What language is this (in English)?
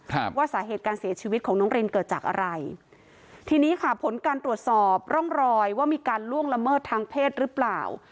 Thai